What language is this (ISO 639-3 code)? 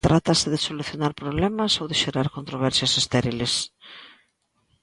glg